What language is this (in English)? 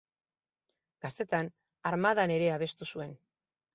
Basque